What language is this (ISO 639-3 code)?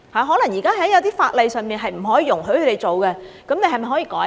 yue